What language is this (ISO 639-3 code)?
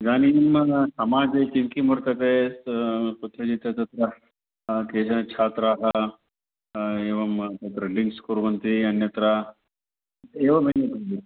san